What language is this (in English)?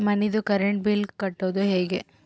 Kannada